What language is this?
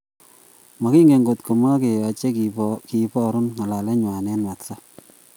Kalenjin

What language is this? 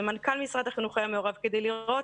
Hebrew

